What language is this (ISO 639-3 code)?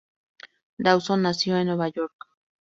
spa